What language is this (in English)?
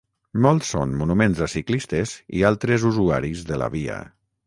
Catalan